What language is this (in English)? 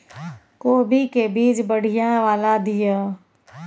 Maithili